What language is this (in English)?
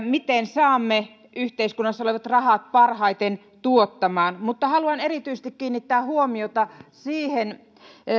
Finnish